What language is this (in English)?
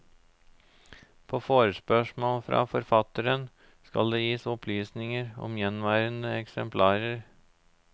Norwegian